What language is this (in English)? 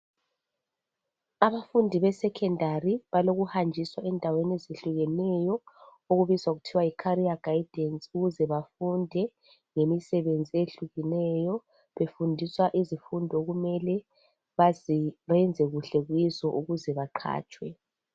North Ndebele